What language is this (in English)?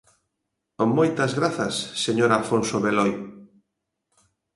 Galician